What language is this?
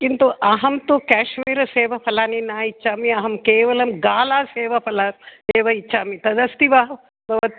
Sanskrit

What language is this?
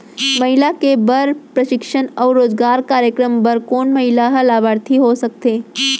Chhattisgarhi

